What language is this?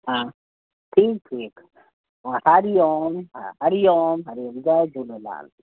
Sindhi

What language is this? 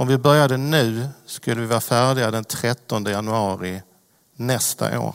Swedish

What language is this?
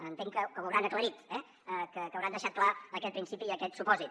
Catalan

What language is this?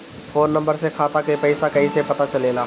Bhojpuri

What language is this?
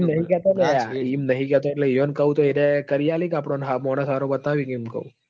Gujarati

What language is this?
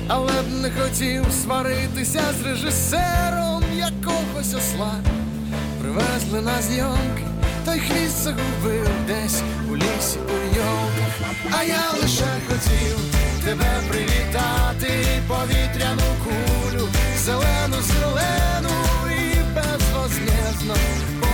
Dutch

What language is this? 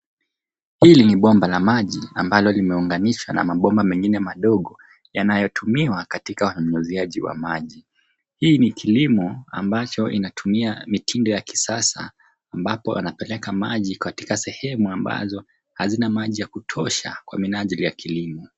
Swahili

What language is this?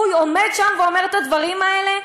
Hebrew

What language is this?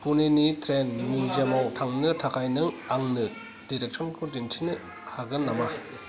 Bodo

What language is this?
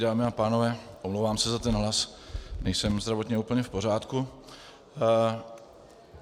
Czech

